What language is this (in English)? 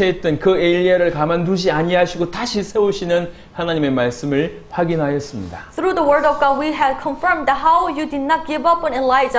Korean